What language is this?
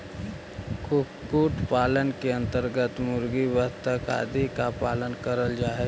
Magahi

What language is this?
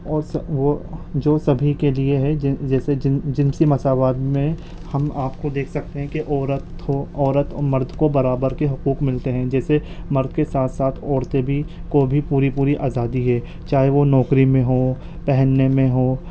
Urdu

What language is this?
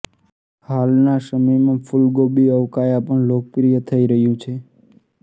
Gujarati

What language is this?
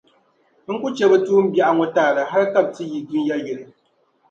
Dagbani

